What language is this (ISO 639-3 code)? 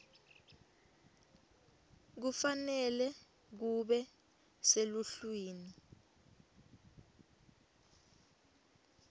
ssw